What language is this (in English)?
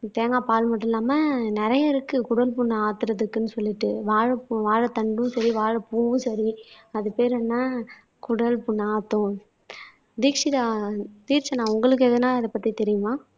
Tamil